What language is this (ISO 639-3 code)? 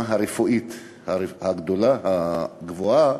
heb